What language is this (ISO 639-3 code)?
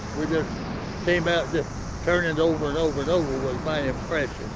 eng